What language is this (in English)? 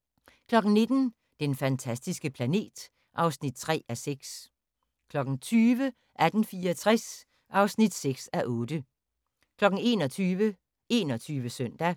Danish